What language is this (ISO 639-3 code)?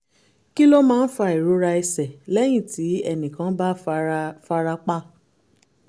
yor